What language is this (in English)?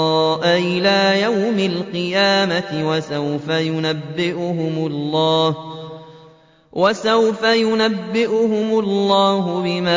Arabic